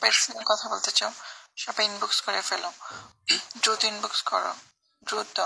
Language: Polish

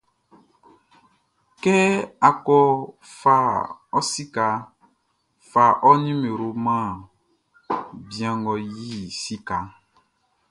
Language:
Baoulé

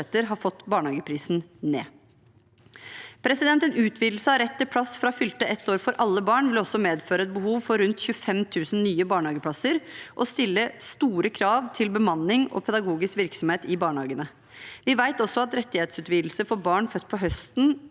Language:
Norwegian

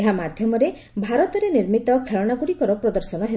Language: Odia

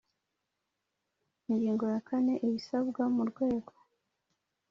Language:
Kinyarwanda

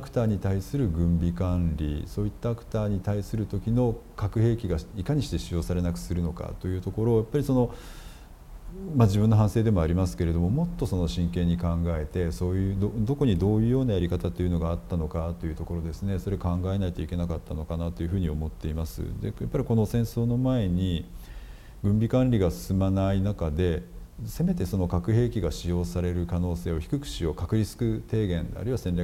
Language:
Japanese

